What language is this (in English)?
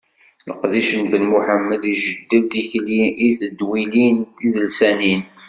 Kabyle